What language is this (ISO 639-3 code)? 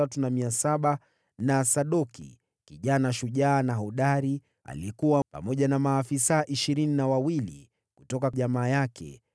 swa